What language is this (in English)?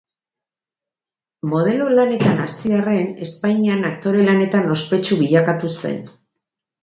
Basque